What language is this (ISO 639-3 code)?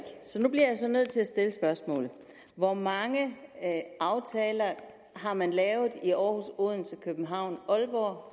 dan